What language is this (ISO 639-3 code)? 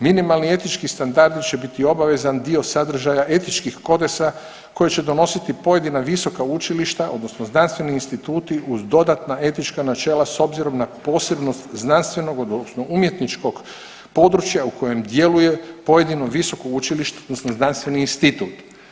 hrv